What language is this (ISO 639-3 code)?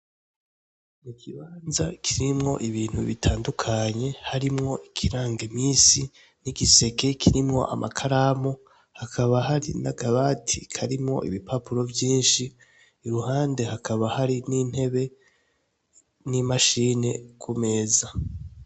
run